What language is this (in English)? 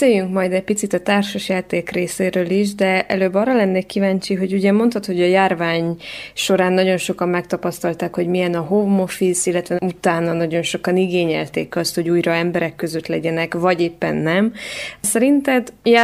Hungarian